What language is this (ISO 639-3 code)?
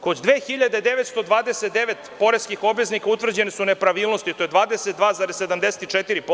srp